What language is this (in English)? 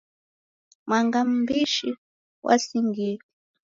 Taita